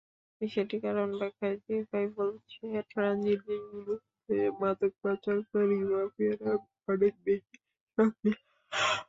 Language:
Bangla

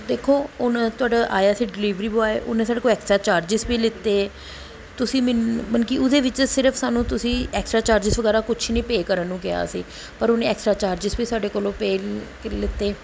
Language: Punjabi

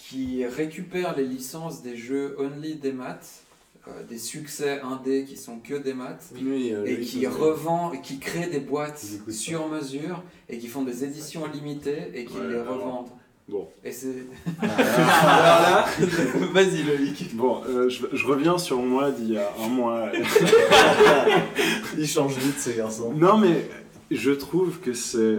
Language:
French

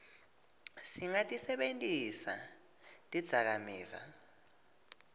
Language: Swati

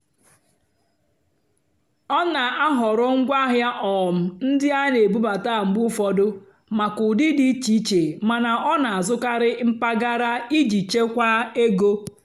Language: Igbo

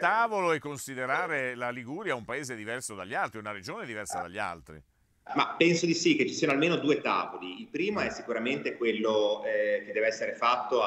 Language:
Italian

